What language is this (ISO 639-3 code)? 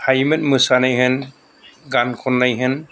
brx